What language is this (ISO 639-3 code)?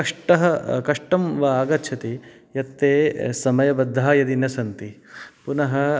san